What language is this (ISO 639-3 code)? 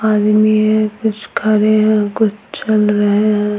hin